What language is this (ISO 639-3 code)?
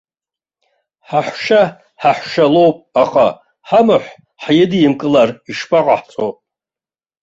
abk